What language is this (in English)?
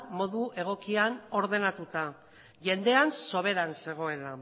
Basque